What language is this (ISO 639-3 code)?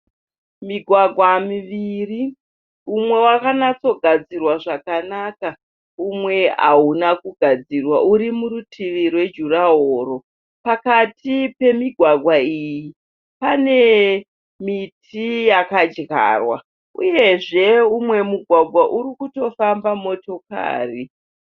sna